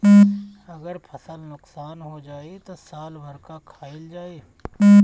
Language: Bhojpuri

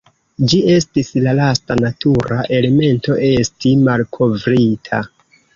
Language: Esperanto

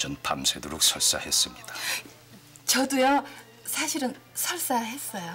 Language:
Korean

